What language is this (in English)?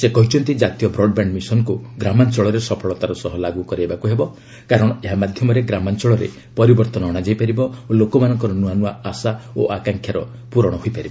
Odia